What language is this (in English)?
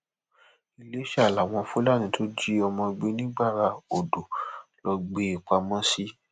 Yoruba